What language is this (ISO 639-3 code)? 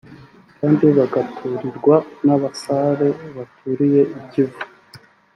kin